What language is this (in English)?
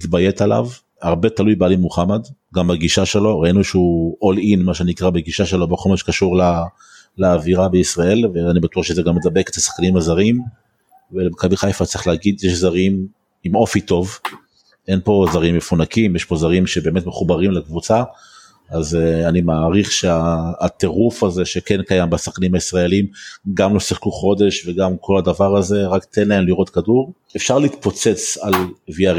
Hebrew